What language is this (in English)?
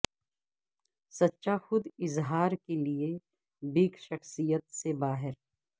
Urdu